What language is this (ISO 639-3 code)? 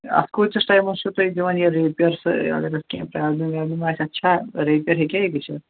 kas